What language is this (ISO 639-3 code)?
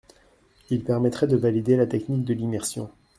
fra